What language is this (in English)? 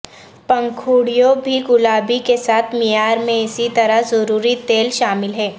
Urdu